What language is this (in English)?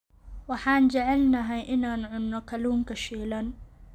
Somali